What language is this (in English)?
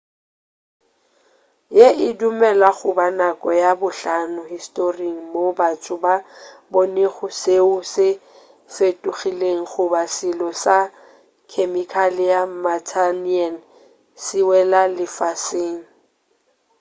Northern Sotho